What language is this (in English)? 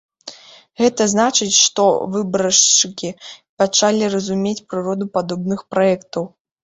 Belarusian